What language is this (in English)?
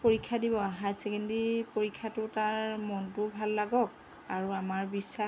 Assamese